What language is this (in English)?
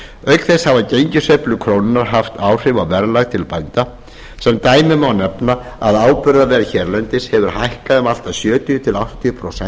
Icelandic